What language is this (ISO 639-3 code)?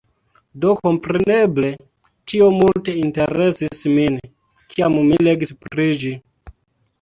epo